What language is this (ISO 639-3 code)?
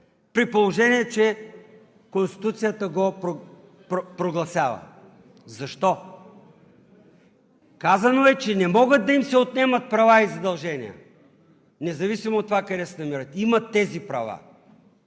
bul